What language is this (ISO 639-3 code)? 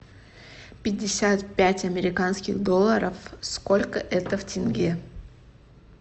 rus